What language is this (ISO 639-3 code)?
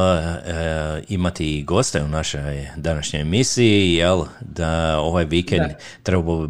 hrv